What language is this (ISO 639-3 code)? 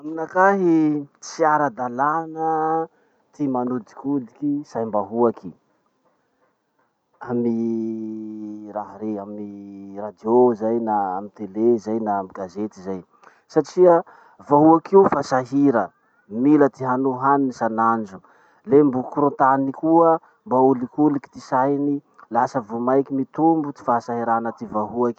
msh